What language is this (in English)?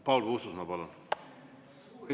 Estonian